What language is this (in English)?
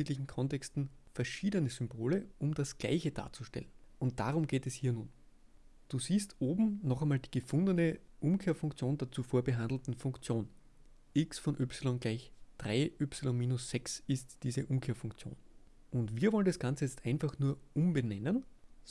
German